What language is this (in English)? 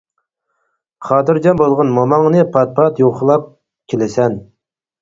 Uyghur